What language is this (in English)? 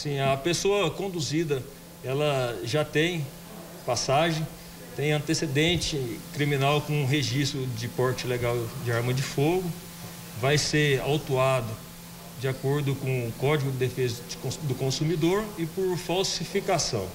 Portuguese